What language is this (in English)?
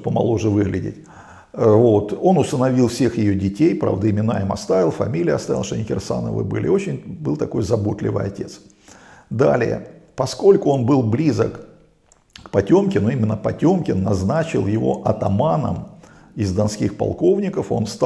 Russian